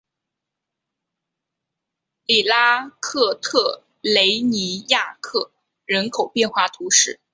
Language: Chinese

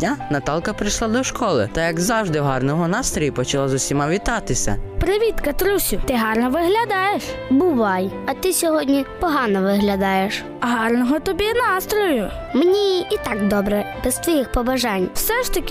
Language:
Ukrainian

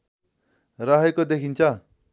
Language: Nepali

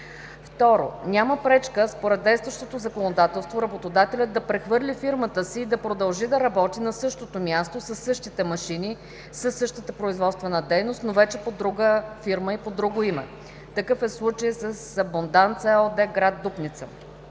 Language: Bulgarian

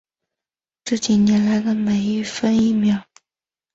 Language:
Chinese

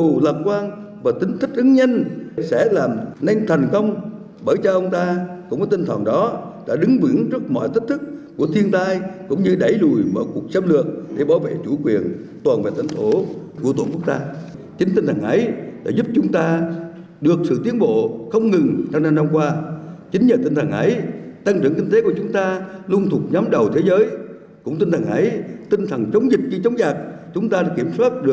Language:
Vietnamese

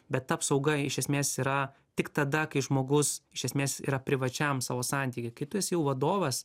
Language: Lithuanian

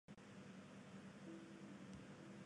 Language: Japanese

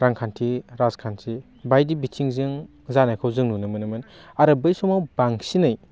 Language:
Bodo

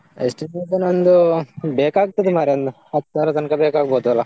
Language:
Kannada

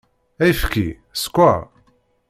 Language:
Kabyle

